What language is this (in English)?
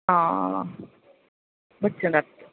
Dogri